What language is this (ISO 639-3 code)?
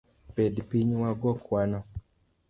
luo